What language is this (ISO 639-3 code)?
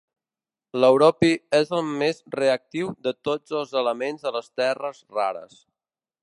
cat